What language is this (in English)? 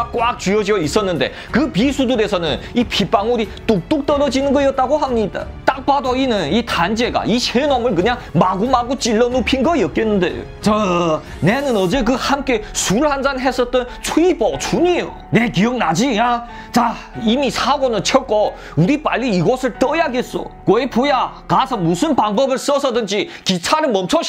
Korean